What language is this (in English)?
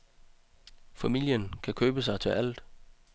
Danish